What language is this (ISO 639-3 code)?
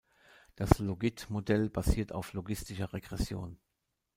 deu